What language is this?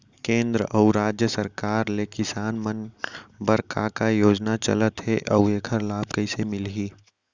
Chhattisgarhi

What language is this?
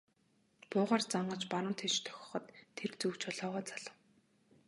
Mongolian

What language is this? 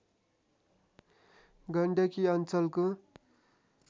Nepali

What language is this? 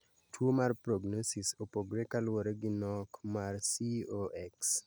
Luo (Kenya and Tanzania)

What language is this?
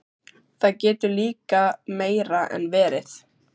Icelandic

